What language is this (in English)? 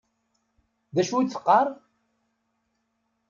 Kabyle